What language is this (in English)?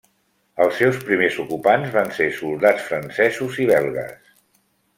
Catalan